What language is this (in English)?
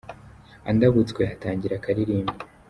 Kinyarwanda